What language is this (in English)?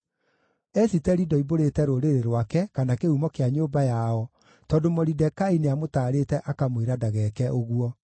Kikuyu